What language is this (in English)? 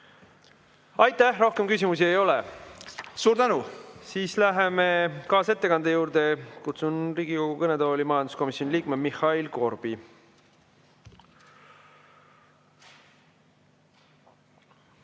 Estonian